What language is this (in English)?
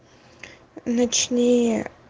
Russian